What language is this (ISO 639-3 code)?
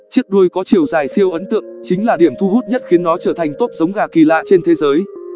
vie